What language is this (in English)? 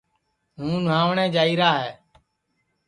Sansi